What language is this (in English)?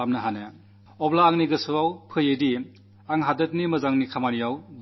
Malayalam